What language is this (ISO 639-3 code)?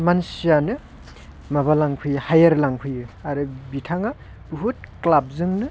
brx